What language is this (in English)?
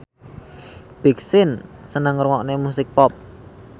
Javanese